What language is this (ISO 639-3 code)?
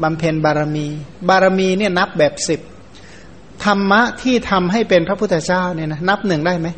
tha